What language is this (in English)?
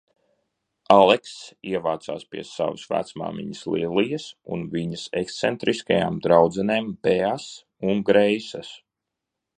Latvian